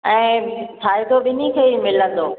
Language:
Sindhi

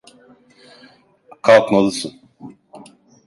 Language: Turkish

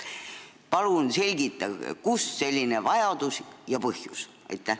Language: Estonian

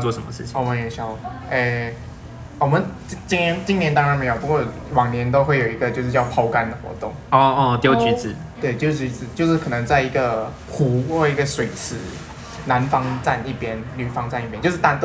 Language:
Chinese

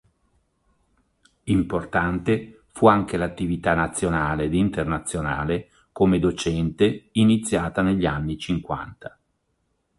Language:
Italian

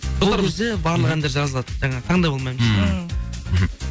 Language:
Kazakh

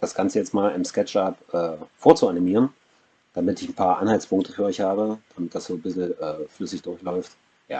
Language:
German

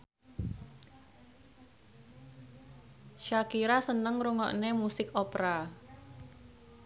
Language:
Javanese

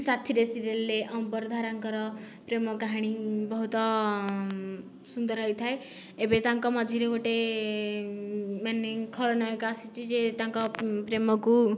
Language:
Odia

